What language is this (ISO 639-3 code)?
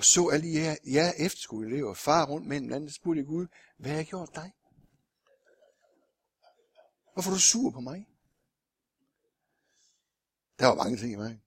dan